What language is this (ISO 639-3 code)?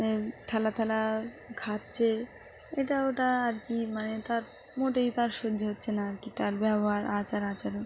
ben